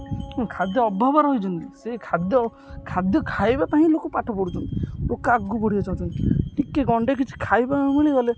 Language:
Odia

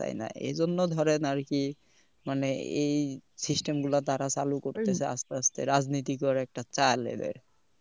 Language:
Bangla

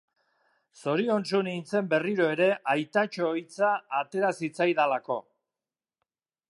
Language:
Basque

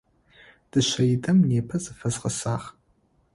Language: Adyghe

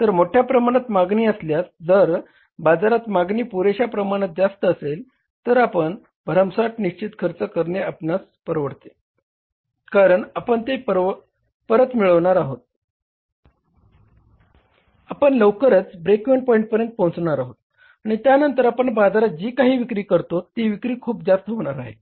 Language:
Marathi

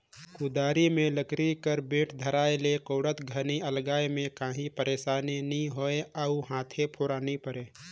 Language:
Chhattisgarhi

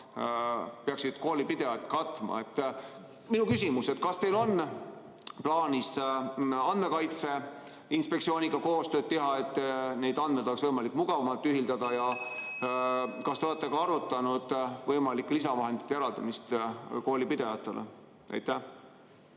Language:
Estonian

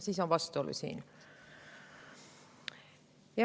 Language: Estonian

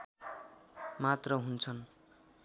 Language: Nepali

